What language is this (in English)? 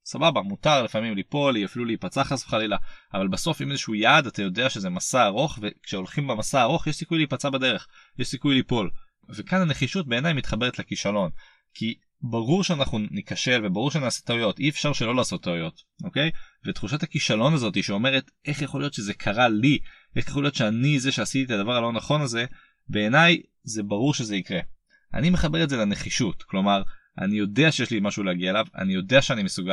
Hebrew